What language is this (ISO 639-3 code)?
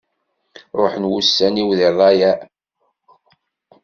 kab